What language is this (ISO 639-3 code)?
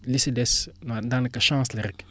wol